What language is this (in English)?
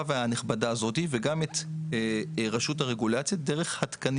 Hebrew